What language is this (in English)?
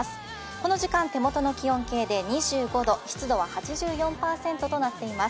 Japanese